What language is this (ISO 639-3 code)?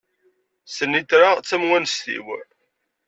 kab